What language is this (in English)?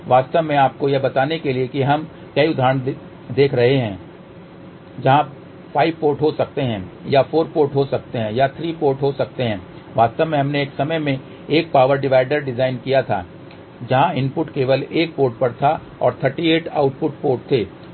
Hindi